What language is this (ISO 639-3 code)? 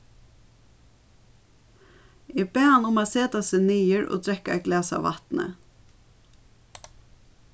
fao